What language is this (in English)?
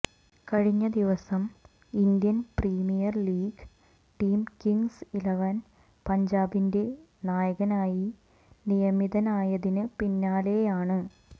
Malayalam